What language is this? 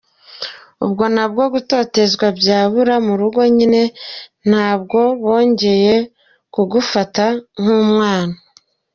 Kinyarwanda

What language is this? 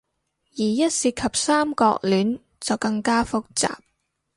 Cantonese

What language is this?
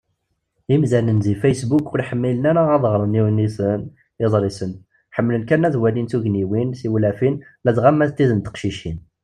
Kabyle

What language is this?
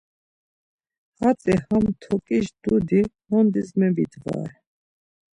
Laz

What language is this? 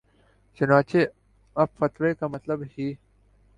Urdu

